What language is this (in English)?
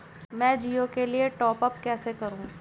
Hindi